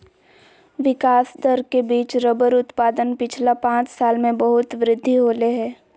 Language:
Magahi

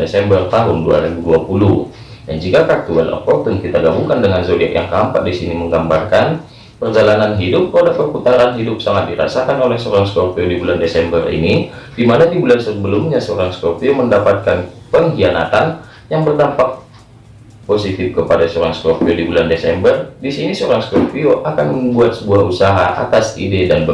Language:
Indonesian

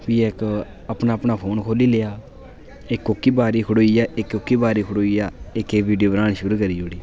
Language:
Dogri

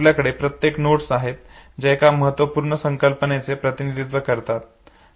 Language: Marathi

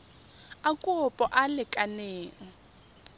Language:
Tswana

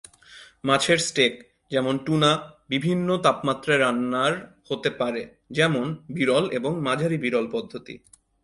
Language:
Bangla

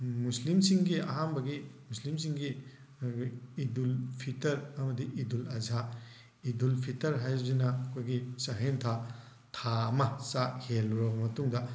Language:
Manipuri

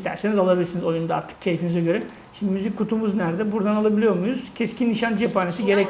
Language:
Turkish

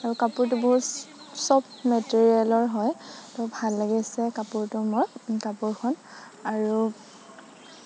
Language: Assamese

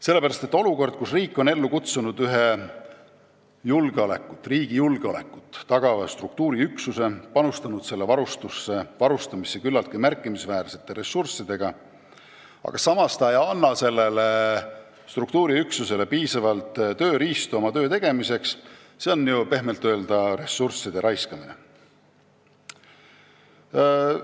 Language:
Estonian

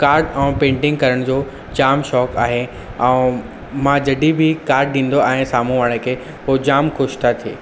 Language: Sindhi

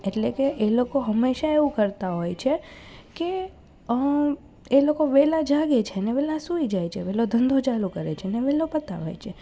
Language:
Gujarati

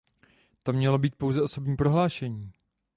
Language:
Czech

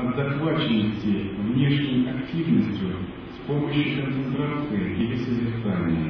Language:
Russian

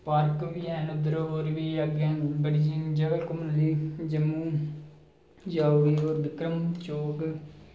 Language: Dogri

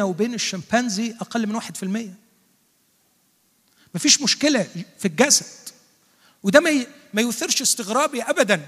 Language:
Arabic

